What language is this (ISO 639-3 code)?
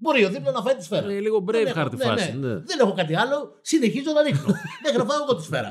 ell